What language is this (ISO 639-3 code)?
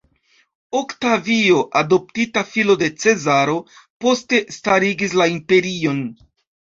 epo